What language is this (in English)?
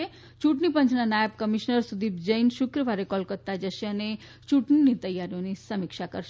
Gujarati